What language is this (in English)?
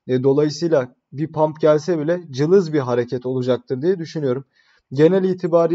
Turkish